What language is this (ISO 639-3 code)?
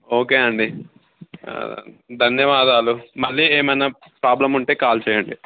tel